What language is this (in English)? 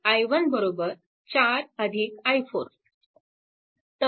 Marathi